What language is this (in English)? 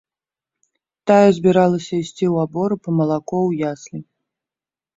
Belarusian